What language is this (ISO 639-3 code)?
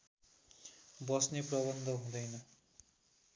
nep